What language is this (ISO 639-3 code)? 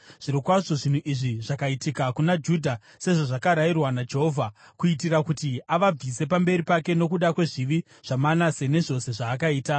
sna